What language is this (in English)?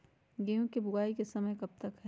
Magahi